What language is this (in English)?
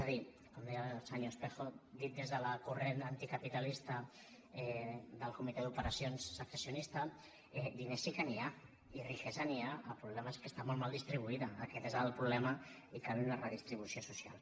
Catalan